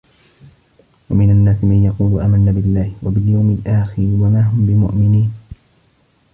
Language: Arabic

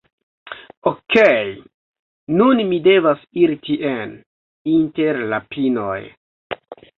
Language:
Esperanto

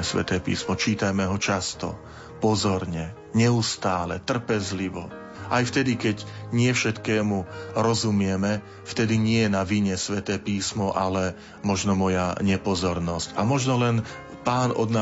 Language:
Slovak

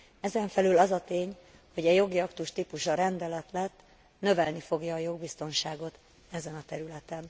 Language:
Hungarian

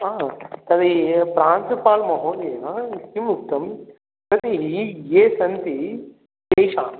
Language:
Sanskrit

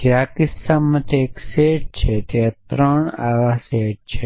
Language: Gujarati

